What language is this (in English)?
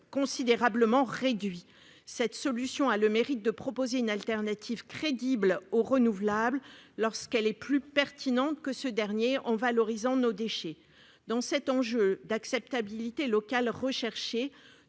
French